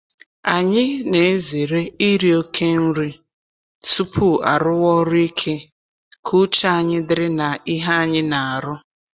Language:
Igbo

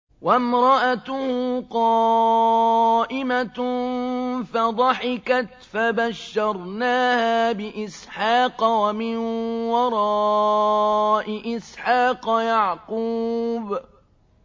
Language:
Arabic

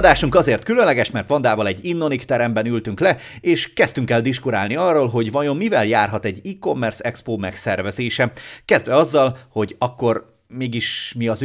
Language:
Hungarian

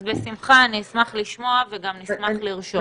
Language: Hebrew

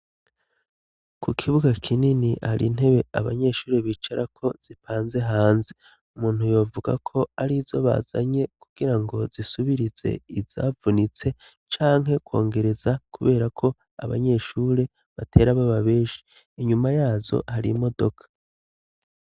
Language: Rundi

